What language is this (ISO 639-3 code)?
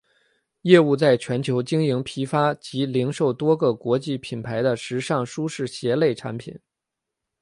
zho